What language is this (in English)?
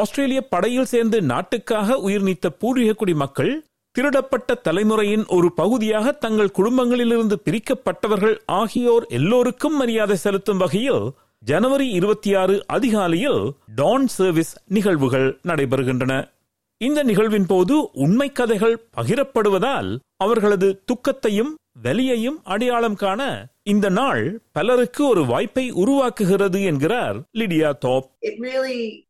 Tamil